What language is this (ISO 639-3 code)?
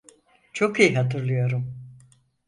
tur